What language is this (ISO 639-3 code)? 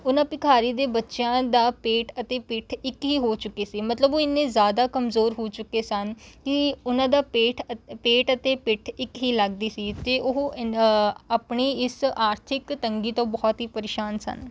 pan